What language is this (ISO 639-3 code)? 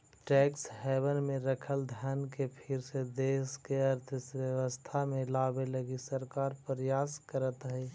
mag